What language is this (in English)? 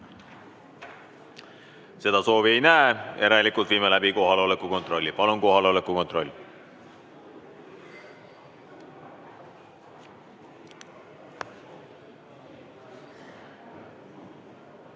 Estonian